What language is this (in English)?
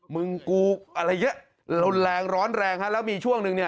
Thai